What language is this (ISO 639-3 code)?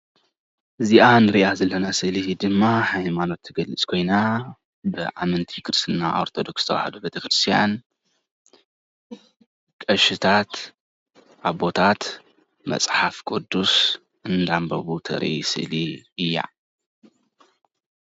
tir